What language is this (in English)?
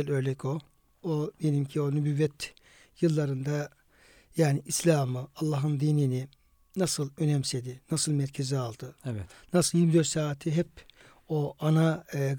Turkish